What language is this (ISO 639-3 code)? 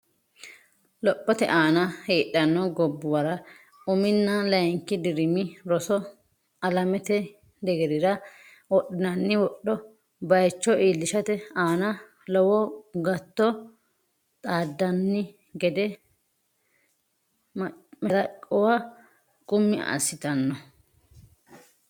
sid